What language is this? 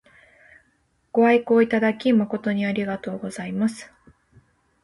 Japanese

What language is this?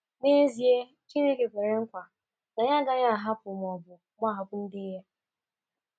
Igbo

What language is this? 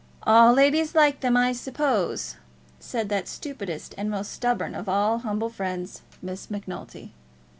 English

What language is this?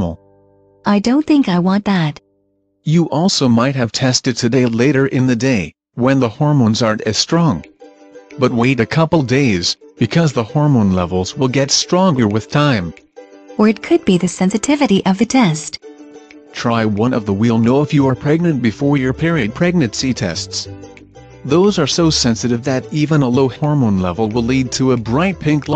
English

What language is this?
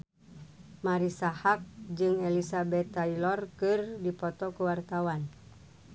Sundanese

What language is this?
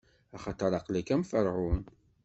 Kabyle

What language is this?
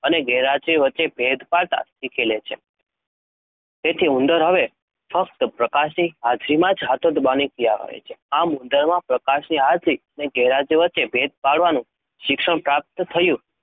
Gujarati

